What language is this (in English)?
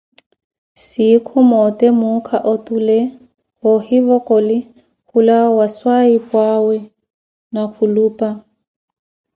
Koti